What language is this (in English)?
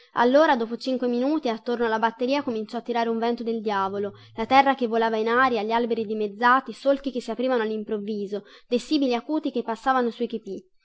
Italian